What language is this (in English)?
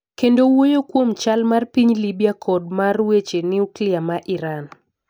Luo (Kenya and Tanzania)